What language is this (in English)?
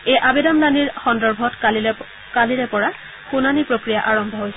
Assamese